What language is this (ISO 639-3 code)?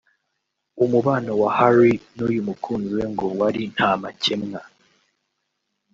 kin